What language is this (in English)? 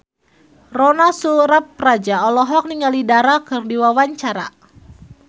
Sundanese